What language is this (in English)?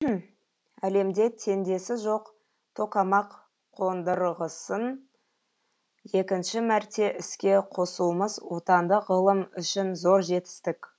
Kazakh